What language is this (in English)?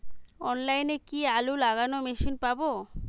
Bangla